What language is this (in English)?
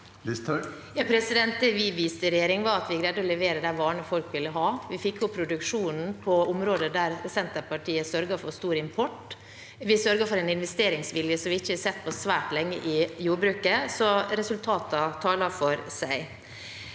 Norwegian